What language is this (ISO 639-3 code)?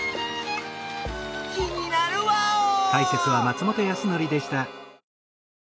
jpn